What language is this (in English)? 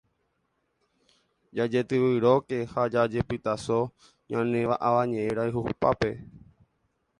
Guarani